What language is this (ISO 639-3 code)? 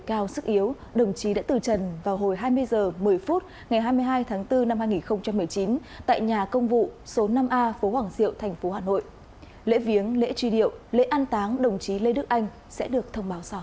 vie